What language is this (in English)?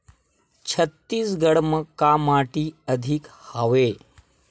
Chhattisgarhi